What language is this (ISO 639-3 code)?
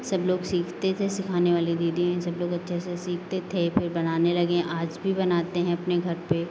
hin